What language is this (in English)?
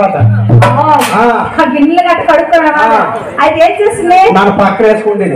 Telugu